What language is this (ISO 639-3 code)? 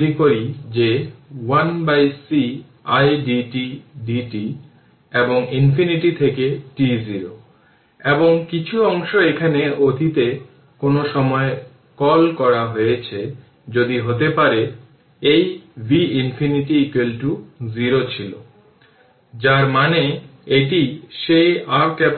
ben